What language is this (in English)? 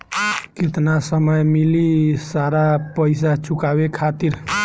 Bhojpuri